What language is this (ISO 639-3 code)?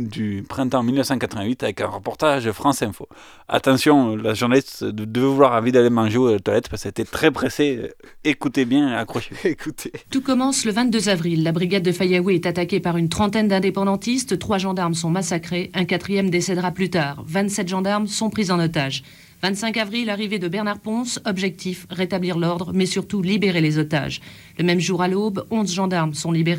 fra